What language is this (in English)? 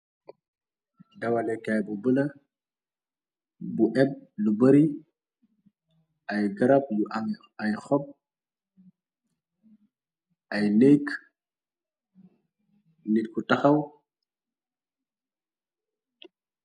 Wolof